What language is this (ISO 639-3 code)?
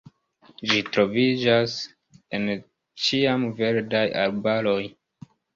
epo